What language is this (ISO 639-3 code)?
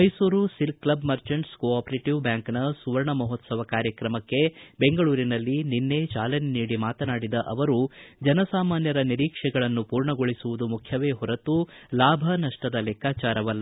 kan